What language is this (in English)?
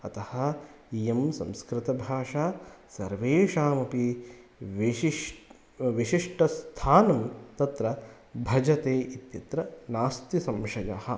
Sanskrit